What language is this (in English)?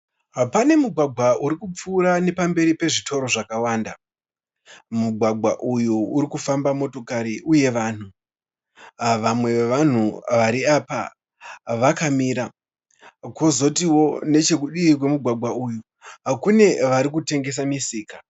Shona